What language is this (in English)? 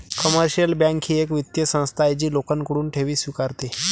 Marathi